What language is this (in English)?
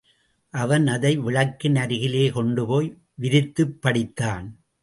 Tamil